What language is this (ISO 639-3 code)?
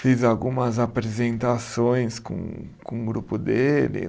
por